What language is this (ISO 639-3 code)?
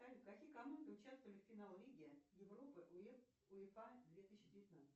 rus